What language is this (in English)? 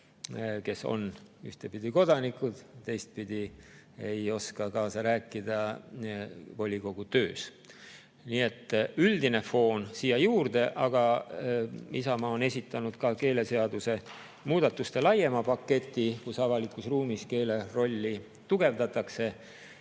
Estonian